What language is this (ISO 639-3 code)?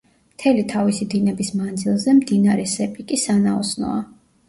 kat